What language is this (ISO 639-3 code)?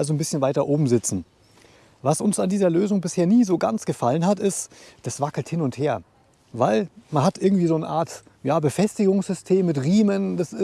deu